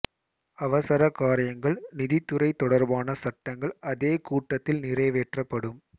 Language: Tamil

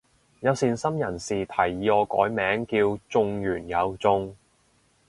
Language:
Cantonese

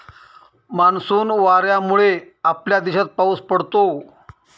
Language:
Marathi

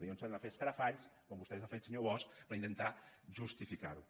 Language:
Catalan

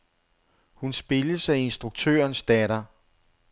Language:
Danish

